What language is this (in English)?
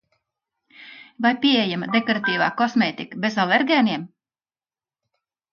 Latvian